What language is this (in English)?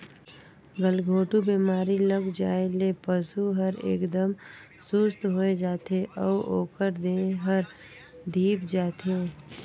Chhattisgarhi